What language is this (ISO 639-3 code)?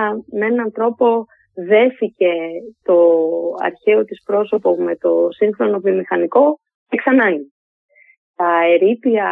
ell